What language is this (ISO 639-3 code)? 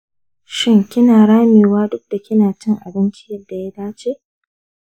hau